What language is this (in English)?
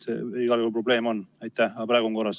Estonian